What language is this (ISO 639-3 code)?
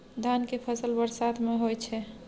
mai